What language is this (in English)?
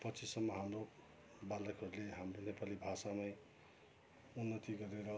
Nepali